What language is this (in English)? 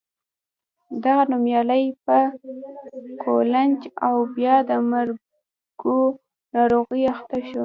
Pashto